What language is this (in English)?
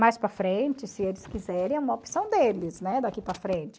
Portuguese